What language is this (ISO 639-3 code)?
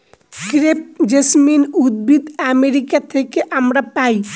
ben